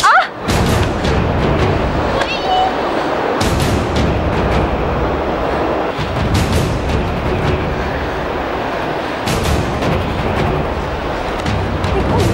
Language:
Thai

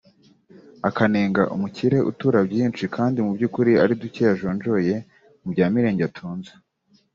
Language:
Kinyarwanda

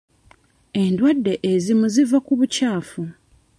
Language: Ganda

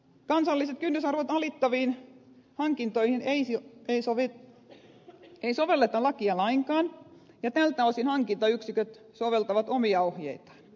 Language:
Finnish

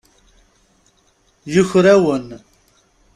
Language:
Kabyle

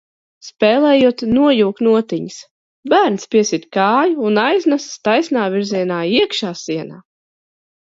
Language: Latvian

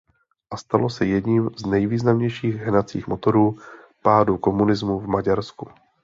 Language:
Czech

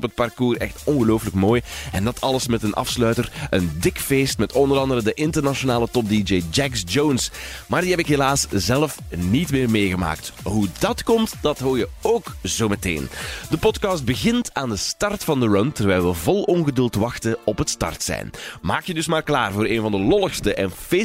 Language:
Dutch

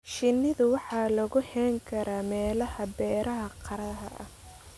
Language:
Somali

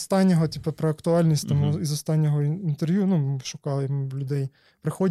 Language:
Ukrainian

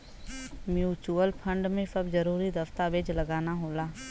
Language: Bhojpuri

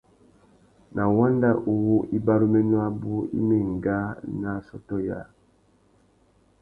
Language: Tuki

